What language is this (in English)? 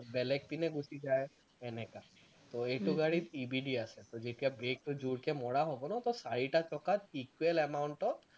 Assamese